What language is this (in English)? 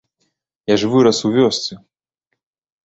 Belarusian